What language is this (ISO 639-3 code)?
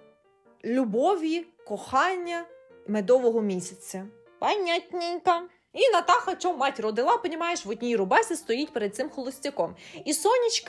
ukr